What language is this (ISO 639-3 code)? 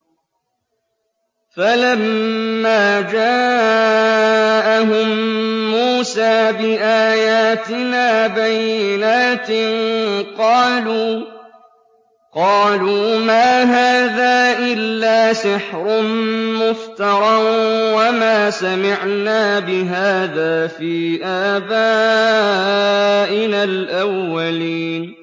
ara